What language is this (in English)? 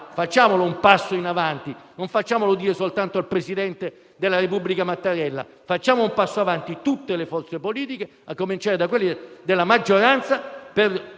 Italian